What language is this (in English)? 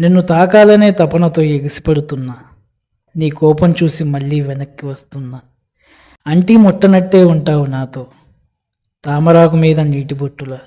Telugu